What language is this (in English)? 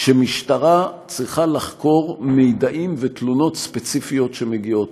Hebrew